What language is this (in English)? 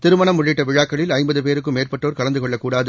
Tamil